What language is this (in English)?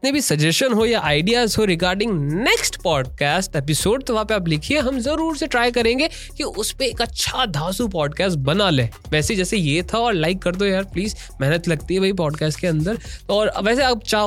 Hindi